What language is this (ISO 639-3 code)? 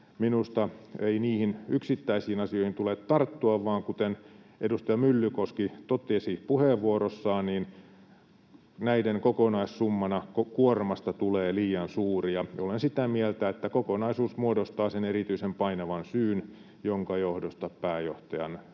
fin